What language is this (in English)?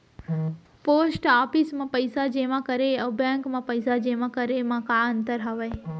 Chhattisgarhi